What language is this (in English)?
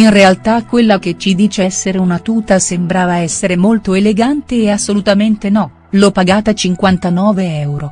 Italian